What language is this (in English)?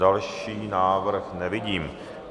Czech